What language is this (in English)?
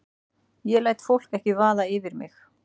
Icelandic